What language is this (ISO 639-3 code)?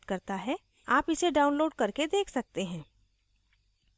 hin